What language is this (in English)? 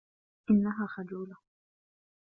Arabic